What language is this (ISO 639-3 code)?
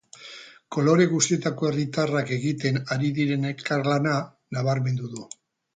eus